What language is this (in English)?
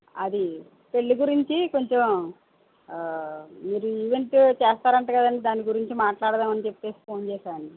Telugu